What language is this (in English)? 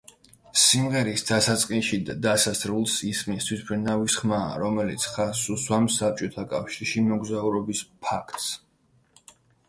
Georgian